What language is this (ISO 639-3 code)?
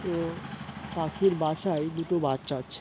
ben